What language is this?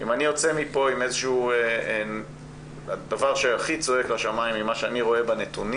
Hebrew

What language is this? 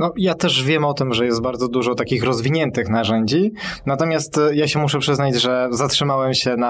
Polish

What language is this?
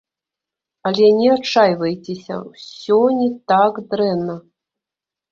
Belarusian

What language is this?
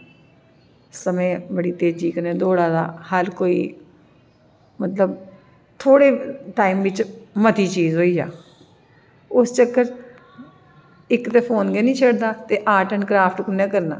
Dogri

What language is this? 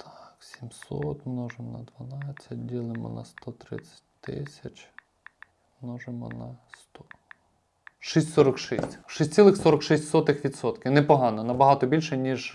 Ukrainian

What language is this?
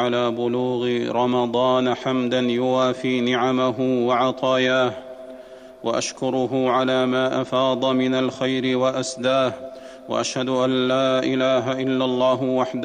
Arabic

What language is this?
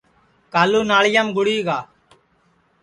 Sansi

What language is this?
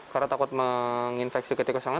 Indonesian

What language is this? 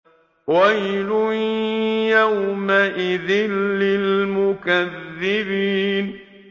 Arabic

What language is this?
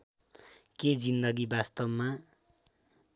Nepali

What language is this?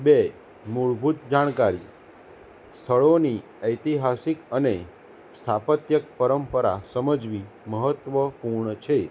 Gujarati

